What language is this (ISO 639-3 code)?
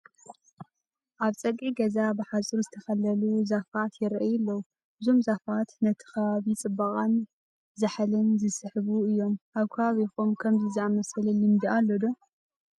tir